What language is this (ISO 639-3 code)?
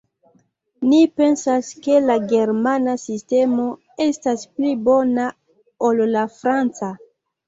epo